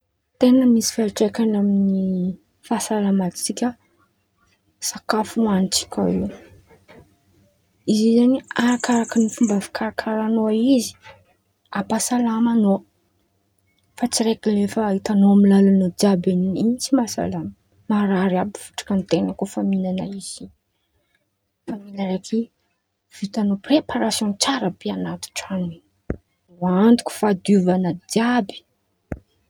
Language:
Antankarana Malagasy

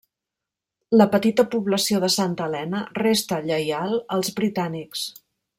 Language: Catalan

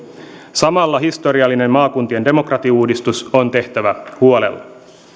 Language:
Finnish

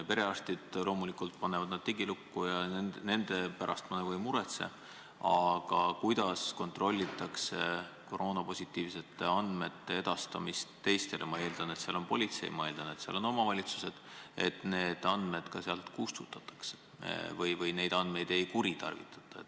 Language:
Estonian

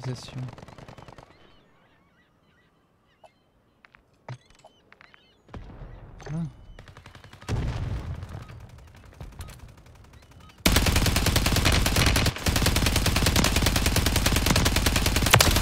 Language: French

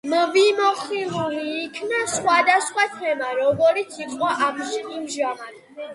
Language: Georgian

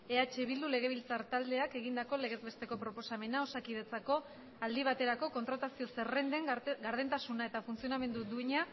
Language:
Basque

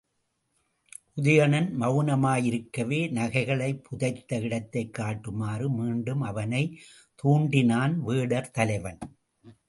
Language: Tamil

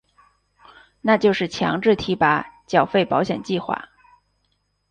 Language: Chinese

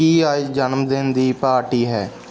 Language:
Punjabi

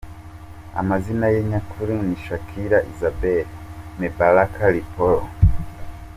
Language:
Kinyarwanda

